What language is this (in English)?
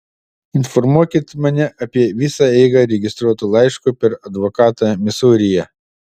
Lithuanian